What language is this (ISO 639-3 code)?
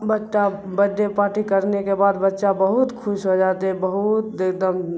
urd